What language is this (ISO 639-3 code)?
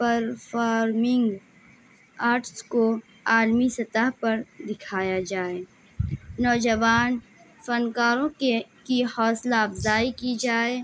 urd